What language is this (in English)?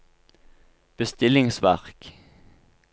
Norwegian